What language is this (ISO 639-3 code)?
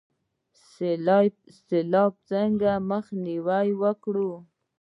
pus